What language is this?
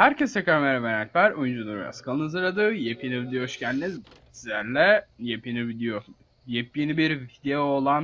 Turkish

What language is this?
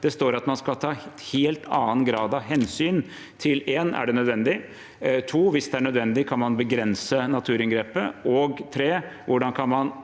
Norwegian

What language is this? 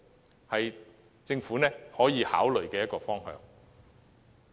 Cantonese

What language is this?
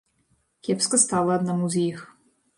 Belarusian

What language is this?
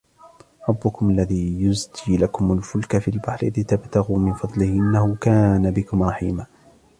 Arabic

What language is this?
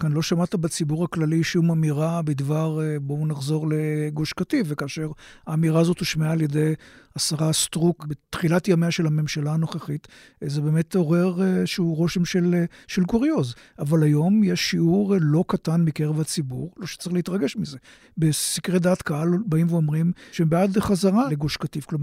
Hebrew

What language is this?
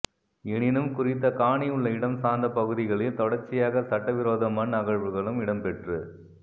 Tamil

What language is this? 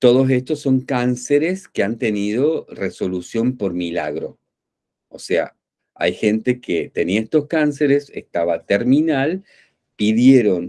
Spanish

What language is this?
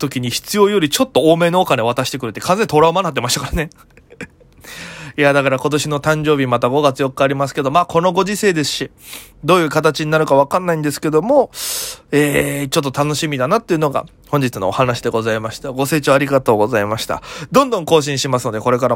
Japanese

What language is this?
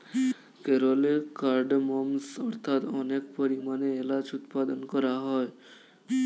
Bangla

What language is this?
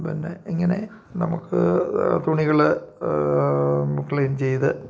Malayalam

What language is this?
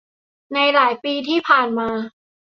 Thai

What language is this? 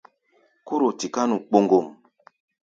Gbaya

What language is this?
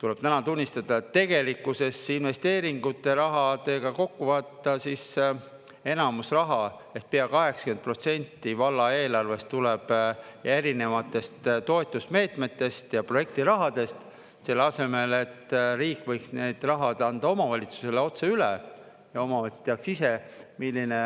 Estonian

